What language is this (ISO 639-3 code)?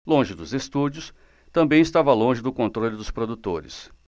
por